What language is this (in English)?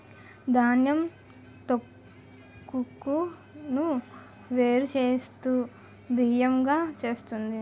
Telugu